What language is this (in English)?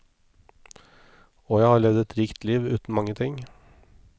Norwegian